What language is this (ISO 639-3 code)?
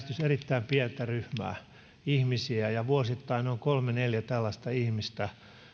fin